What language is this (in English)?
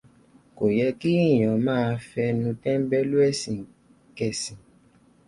Yoruba